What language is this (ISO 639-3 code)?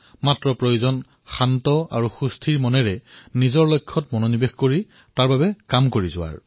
asm